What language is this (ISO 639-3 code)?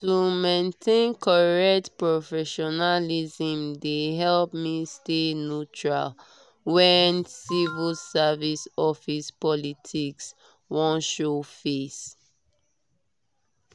pcm